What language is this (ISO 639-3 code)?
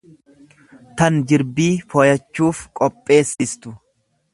orm